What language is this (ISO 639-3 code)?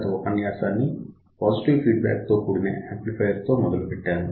tel